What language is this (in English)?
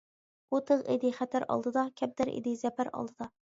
Uyghur